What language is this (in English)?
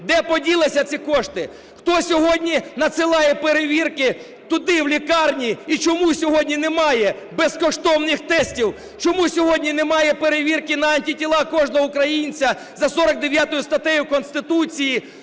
Ukrainian